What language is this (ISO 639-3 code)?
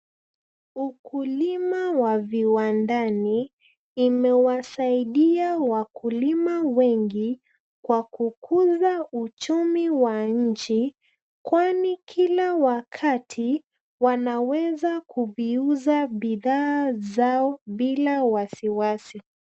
swa